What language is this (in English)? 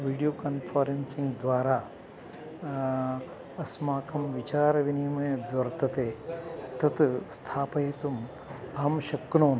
Sanskrit